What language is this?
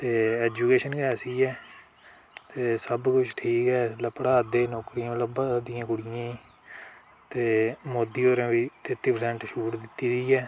Dogri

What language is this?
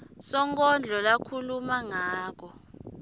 Swati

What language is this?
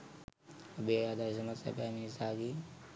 Sinhala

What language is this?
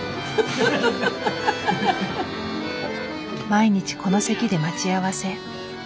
Japanese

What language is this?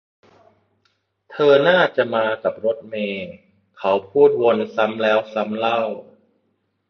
Thai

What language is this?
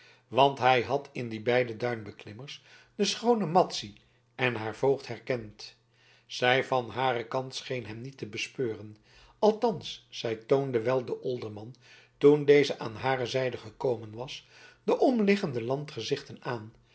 Dutch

